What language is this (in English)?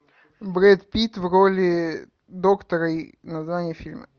Russian